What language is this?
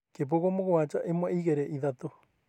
Kikuyu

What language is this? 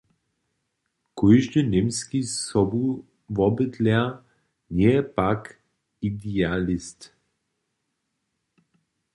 Upper Sorbian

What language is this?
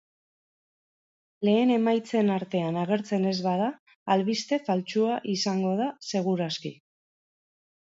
Basque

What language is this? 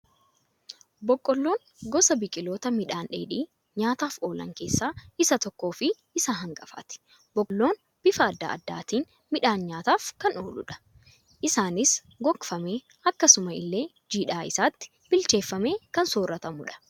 Oromo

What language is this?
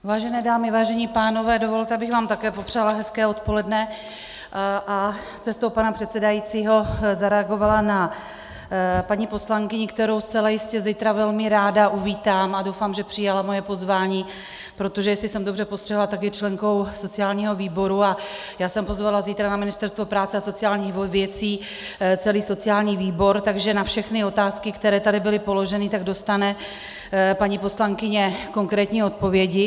Czech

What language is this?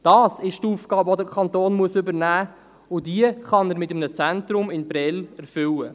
Swiss German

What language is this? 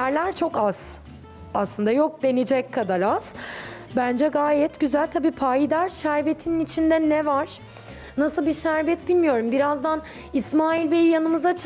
Turkish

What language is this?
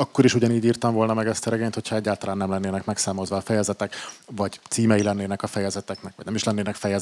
Hungarian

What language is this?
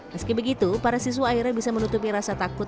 Indonesian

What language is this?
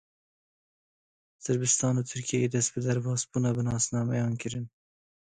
Kurdish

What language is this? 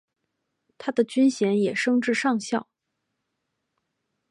Chinese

